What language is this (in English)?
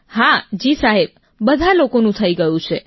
Gujarati